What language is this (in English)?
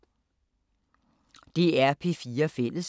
Danish